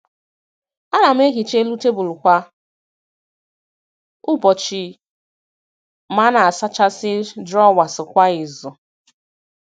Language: Igbo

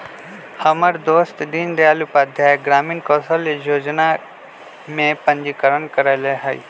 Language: Magahi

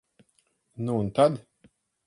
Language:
Latvian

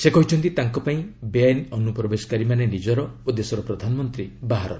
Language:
Odia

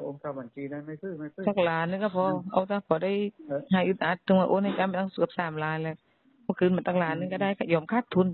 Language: Thai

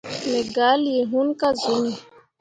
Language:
Mundang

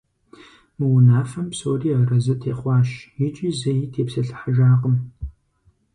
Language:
Kabardian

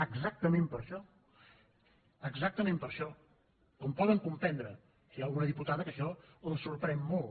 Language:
Catalan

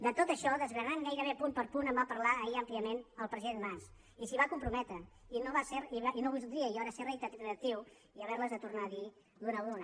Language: Catalan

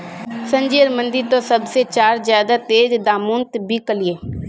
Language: Magahi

